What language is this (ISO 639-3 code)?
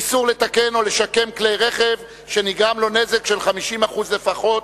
heb